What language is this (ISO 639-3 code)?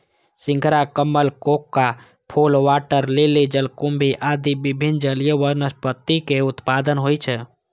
mai